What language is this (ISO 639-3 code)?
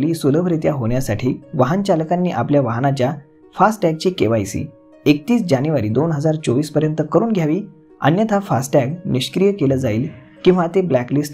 mar